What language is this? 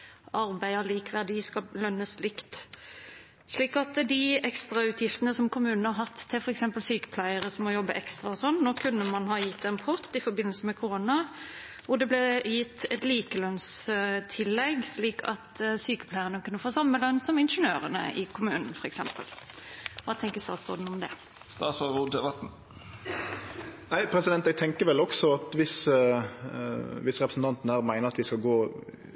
Norwegian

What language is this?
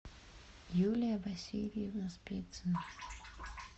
Russian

